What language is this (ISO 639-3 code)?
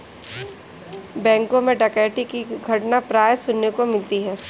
hin